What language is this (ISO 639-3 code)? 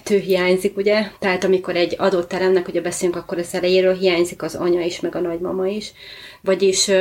hun